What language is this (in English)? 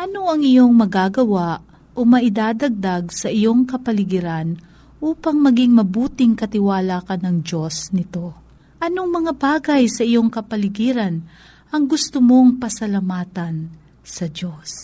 Filipino